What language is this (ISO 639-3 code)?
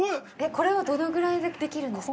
jpn